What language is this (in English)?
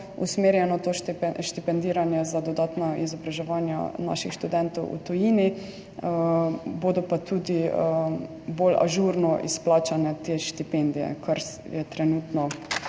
Slovenian